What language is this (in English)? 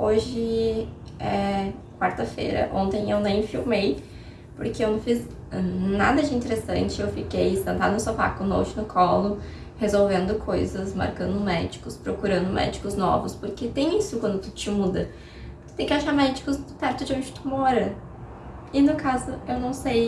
Portuguese